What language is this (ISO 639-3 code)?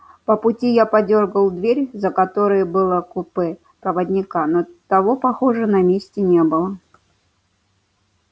rus